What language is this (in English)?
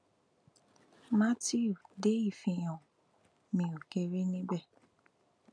Yoruba